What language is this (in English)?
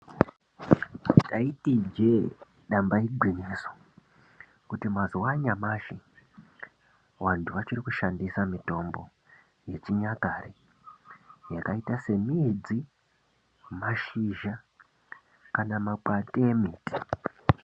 Ndau